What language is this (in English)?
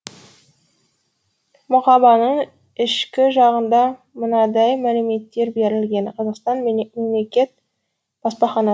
Kazakh